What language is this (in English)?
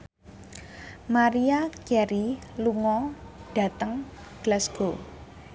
Javanese